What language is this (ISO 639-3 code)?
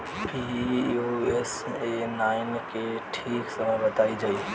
bho